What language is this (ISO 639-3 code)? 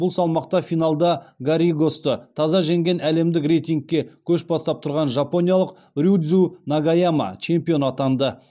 kaz